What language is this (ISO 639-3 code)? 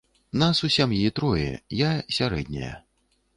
bel